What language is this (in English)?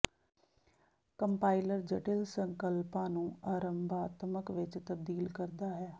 Punjabi